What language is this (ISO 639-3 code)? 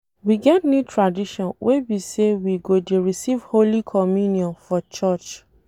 pcm